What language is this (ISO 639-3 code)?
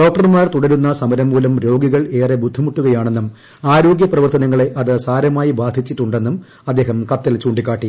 mal